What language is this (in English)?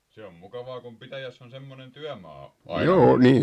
Finnish